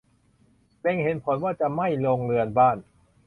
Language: Thai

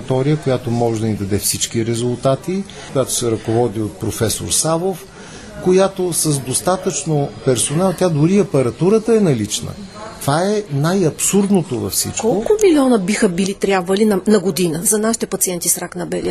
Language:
Bulgarian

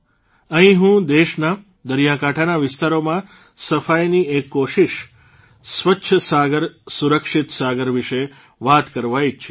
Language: Gujarati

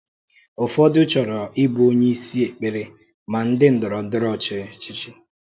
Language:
Igbo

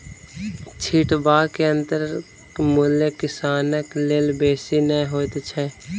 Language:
Maithili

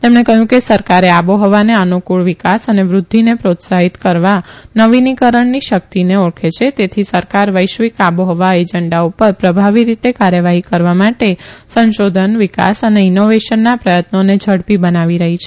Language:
Gujarati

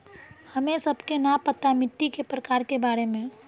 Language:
Magahi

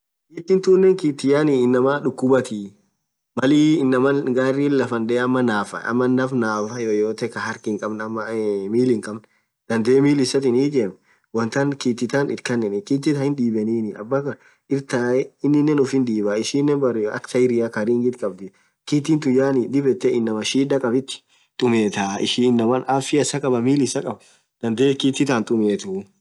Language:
Orma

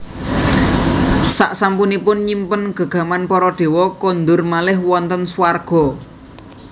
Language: Javanese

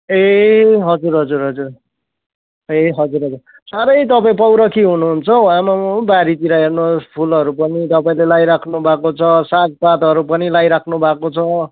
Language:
Nepali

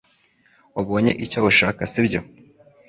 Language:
Kinyarwanda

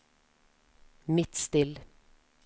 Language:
Norwegian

